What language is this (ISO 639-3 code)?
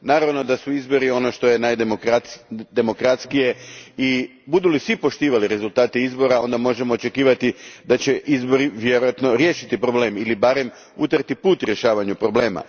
hrv